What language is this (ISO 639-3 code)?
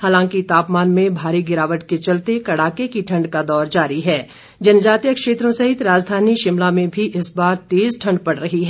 hin